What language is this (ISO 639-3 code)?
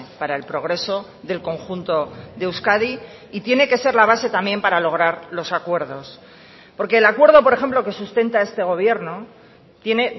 spa